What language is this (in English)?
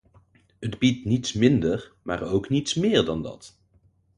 Dutch